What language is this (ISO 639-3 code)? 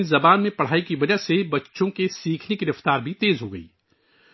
urd